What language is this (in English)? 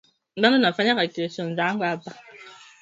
Swahili